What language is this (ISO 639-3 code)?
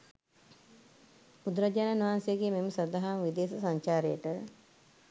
sin